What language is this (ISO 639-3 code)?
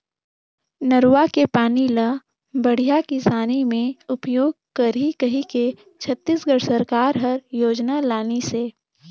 hne